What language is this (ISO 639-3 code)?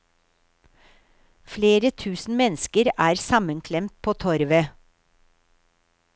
nor